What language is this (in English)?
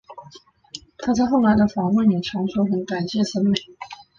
Chinese